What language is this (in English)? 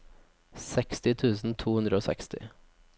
Norwegian